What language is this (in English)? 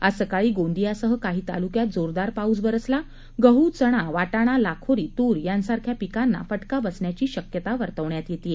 Marathi